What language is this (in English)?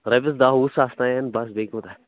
Kashmiri